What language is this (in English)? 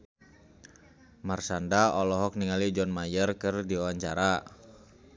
Sundanese